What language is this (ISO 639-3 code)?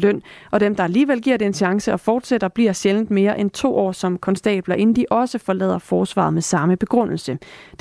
dan